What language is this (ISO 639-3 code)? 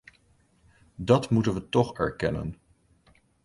nld